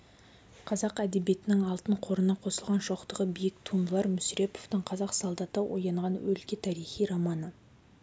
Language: Kazakh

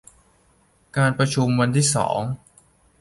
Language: Thai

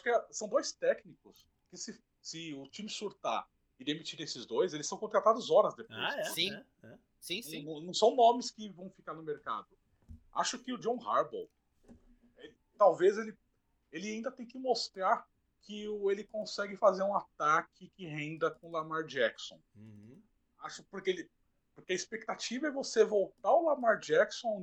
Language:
Portuguese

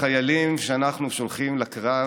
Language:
Hebrew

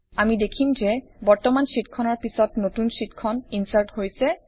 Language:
Assamese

